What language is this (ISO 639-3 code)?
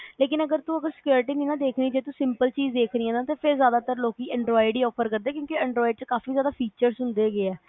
pan